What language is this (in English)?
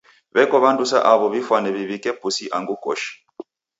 Taita